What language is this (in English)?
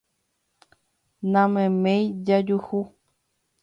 Guarani